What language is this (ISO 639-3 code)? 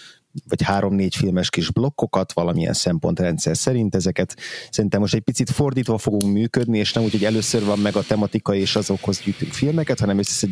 hun